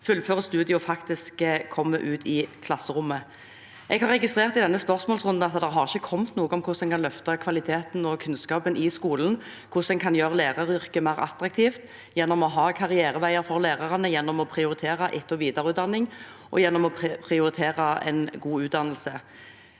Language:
Norwegian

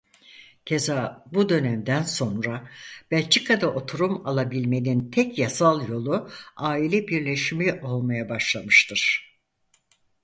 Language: Turkish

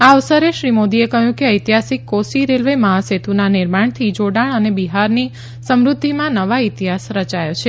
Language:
Gujarati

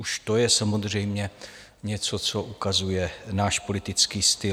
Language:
Czech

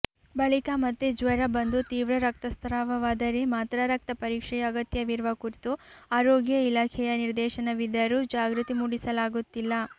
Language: Kannada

